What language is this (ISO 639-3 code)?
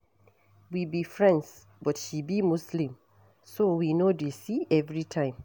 pcm